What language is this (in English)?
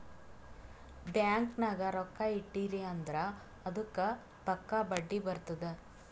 Kannada